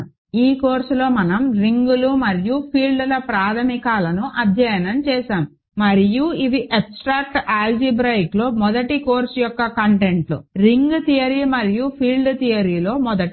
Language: Telugu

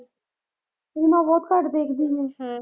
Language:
Punjabi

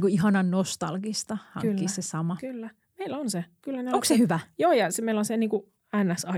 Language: Finnish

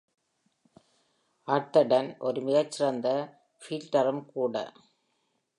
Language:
Tamil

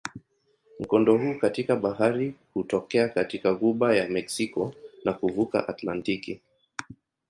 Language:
Swahili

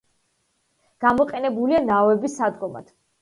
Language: Georgian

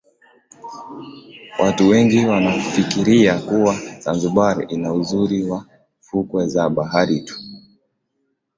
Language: Swahili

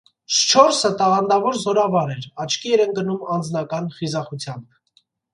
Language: Armenian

